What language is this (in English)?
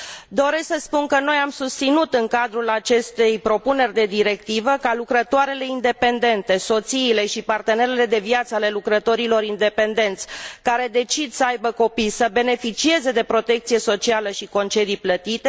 Romanian